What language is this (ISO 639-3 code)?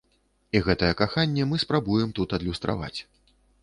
bel